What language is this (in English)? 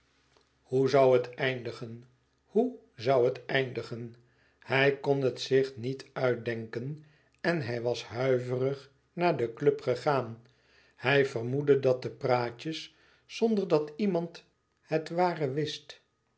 Dutch